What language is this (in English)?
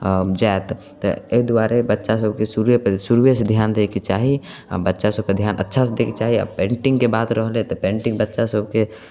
Maithili